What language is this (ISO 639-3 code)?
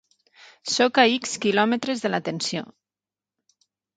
cat